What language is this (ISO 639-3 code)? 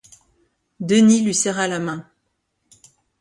fra